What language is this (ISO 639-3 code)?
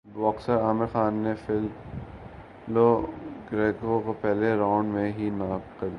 urd